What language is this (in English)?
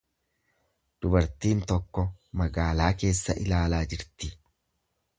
Oromo